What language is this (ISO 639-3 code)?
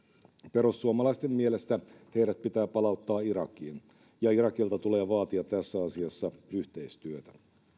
fin